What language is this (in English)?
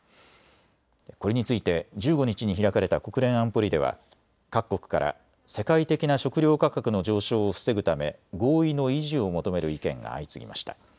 Japanese